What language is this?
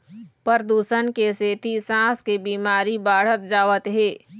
Chhattisgarhi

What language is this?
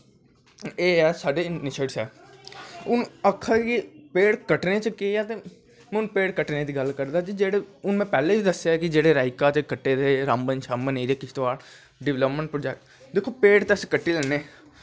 Dogri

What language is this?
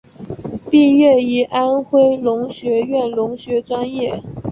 Chinese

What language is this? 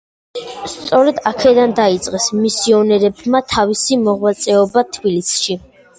Georgian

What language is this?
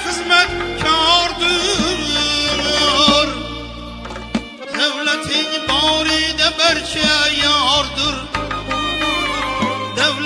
Arabic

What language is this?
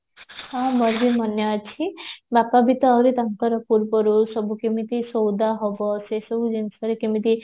Odia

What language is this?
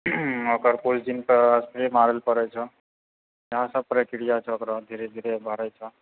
Maithili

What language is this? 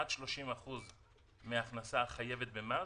Hebrew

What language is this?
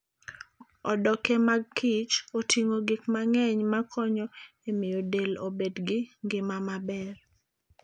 Luo (Kenya and Tanzania)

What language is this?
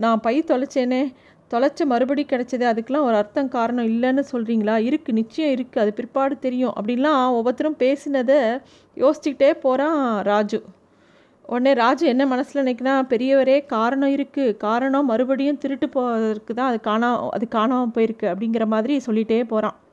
Tamil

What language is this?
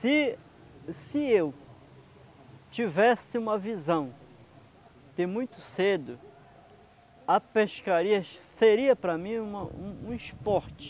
Portuguese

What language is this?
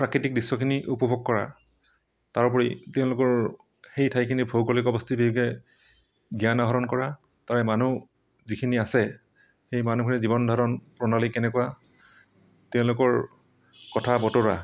Assamese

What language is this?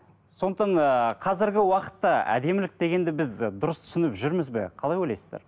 Kazakh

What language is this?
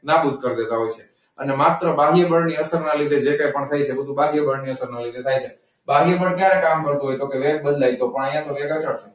Gujarati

